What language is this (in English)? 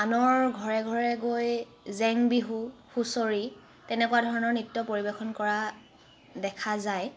Assamese